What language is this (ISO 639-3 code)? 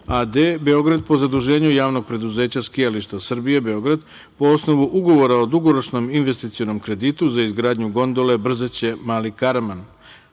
srp